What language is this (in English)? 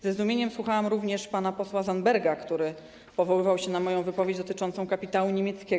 Polish